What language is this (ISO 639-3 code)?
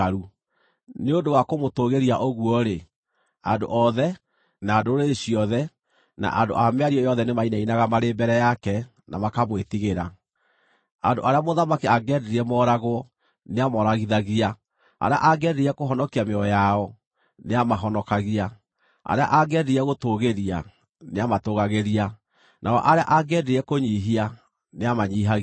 kik